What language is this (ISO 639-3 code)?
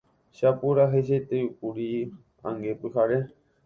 grn